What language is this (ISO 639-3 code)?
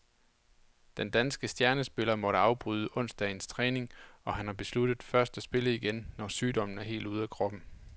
dan